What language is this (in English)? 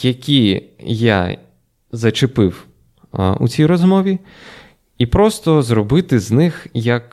Ukrainian